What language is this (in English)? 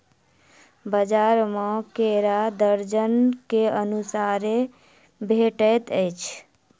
Maithili